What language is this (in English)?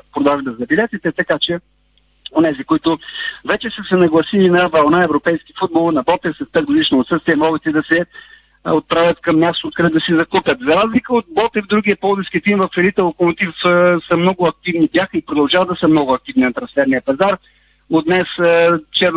Bulgarian